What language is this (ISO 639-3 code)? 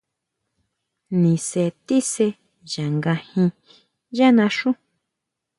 mau